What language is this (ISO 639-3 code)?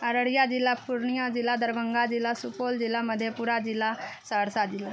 mai